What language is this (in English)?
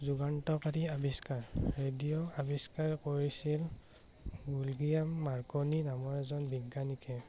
Assamese